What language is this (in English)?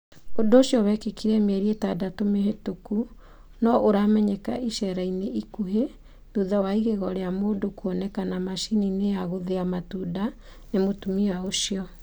Kikuyu